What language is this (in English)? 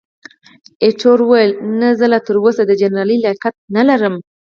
Pashto